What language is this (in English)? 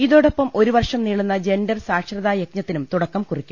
Malayalam